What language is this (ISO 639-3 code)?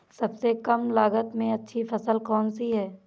hin